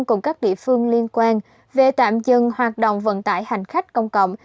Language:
Vietnamese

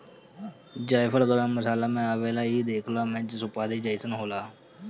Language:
Bhojpuri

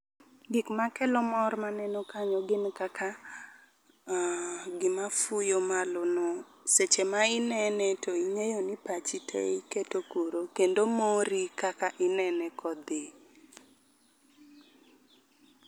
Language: Luo (Kenya and Tanzania)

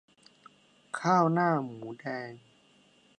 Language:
Thai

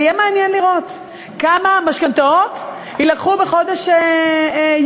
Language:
Hebrew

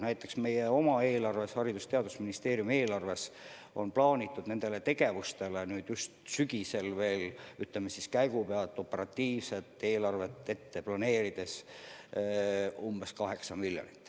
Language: Estonian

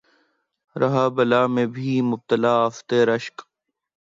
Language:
Urdu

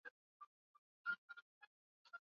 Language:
Swahili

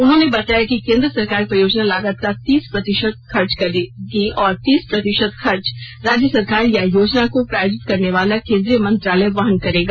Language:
Hindi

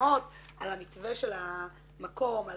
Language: Hebrew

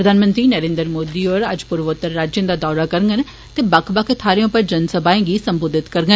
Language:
Dogri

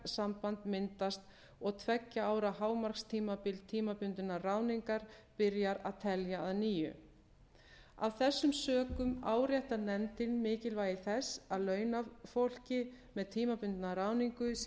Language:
Icelandic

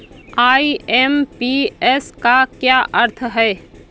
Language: Hindi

